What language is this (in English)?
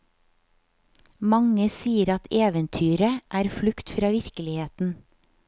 Norwegian